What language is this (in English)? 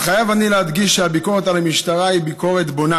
Hebrew